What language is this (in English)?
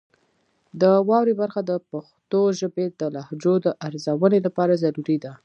Pashto